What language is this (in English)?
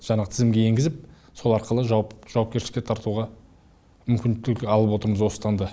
Kazakh